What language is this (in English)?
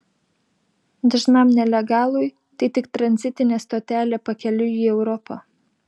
Lithuanian